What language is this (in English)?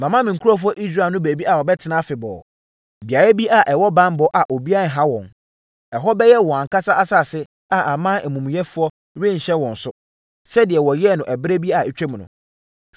Akan